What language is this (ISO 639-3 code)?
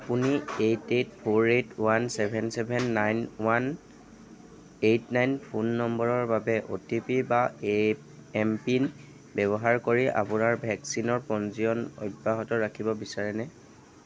asm